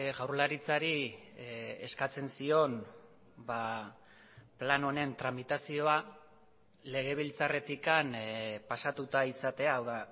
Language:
Basque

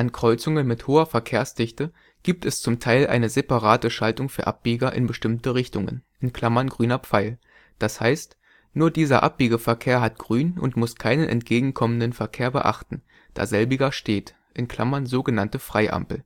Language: German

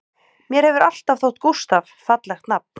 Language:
Icelandic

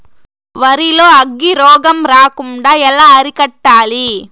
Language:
Telugu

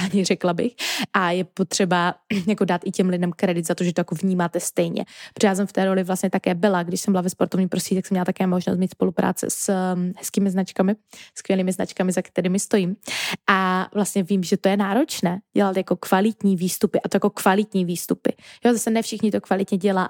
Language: Czech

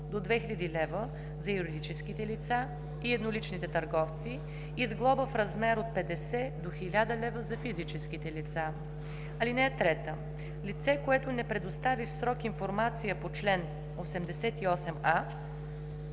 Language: Bulgarian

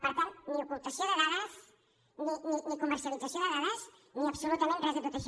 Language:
Catalan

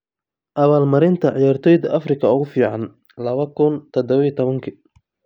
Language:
Somali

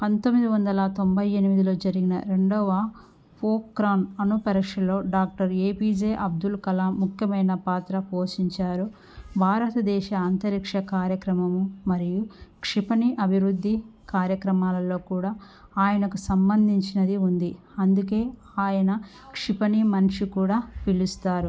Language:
Telugu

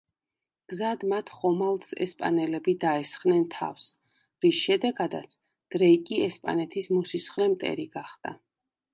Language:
Georgian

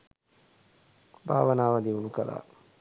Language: Sinhala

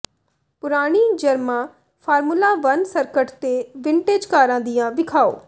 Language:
Punjabi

